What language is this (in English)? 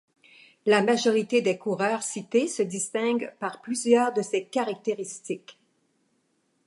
French